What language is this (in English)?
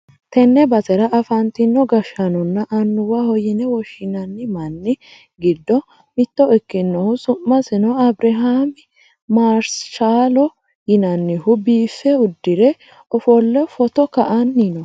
Sidamo